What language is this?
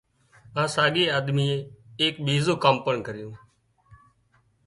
Wadiyara Koli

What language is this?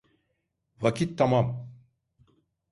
Turkish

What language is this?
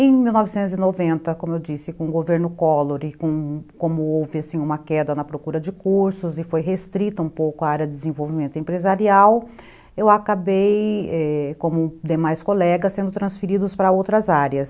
Portuguese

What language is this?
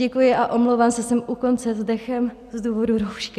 Czech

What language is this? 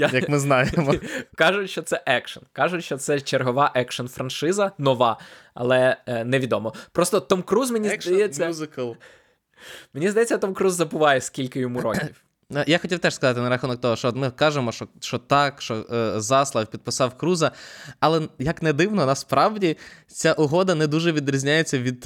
Ukrainian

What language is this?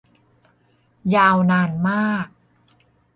Thai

